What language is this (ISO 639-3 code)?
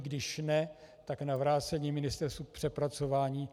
ces